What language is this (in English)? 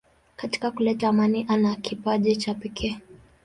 Swahili